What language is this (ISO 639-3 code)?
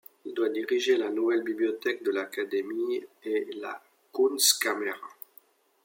fra